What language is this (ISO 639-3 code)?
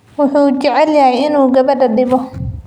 som